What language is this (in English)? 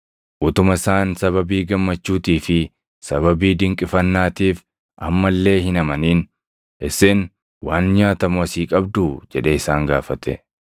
Oromo